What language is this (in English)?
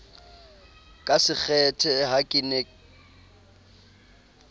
Southern Sotho